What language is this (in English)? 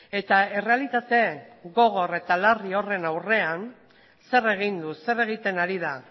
Basque